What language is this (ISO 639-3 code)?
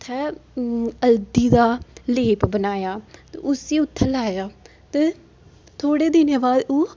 doi